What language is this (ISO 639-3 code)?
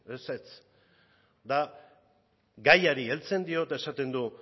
eus